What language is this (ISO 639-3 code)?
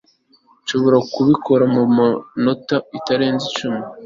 kin